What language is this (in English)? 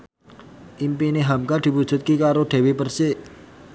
Javanese